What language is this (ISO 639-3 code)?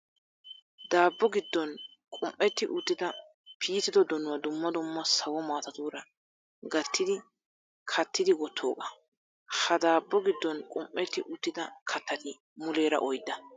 wal